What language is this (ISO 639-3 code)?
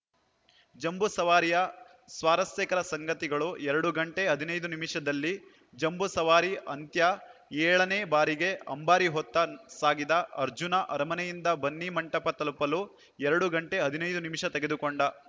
kan